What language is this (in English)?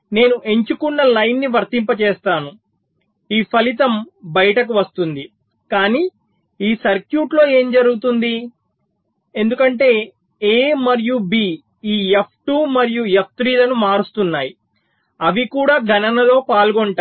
Telugu